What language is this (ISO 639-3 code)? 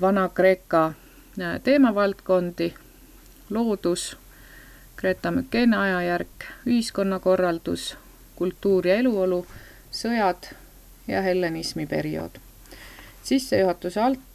fin